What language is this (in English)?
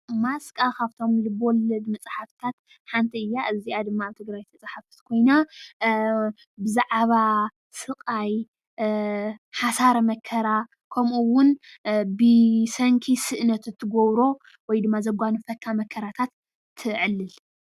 Tigrinya